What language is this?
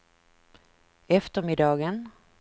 Swedish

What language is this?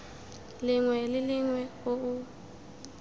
Tswana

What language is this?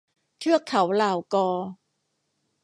Thai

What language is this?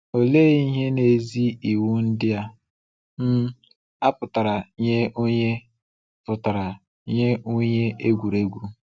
Igbo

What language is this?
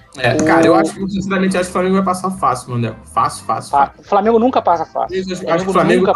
Portuguese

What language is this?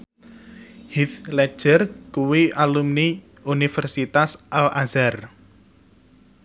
Javanese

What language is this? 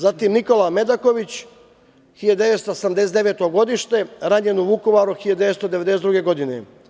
Serbian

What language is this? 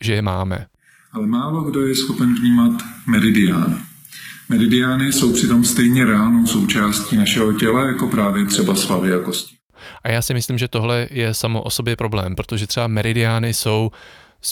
Czech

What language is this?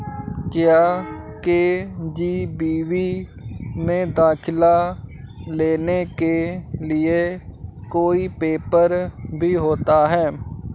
Hindi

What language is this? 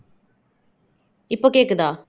Tamil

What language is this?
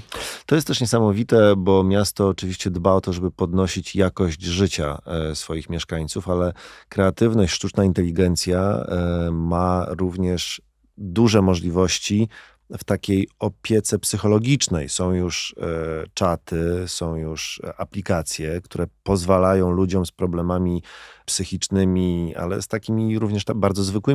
Polish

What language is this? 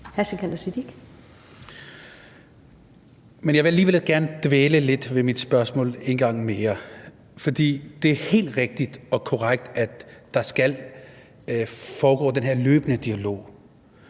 Danish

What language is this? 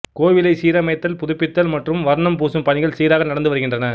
Tamil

